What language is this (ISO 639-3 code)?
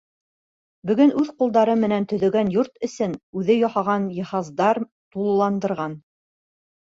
bak